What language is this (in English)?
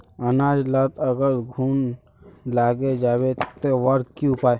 Magahi